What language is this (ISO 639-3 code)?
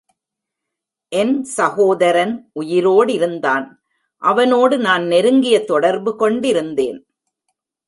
tam